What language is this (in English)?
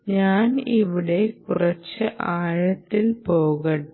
Malayalam